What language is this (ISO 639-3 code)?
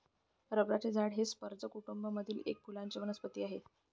mar